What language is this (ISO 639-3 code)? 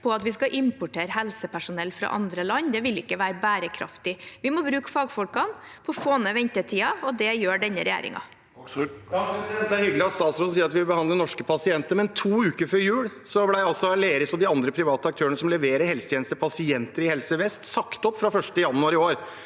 nor